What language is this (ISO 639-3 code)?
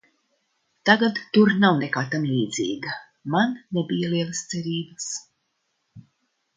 lav